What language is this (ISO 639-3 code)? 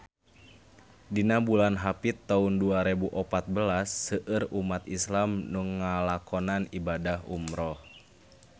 sun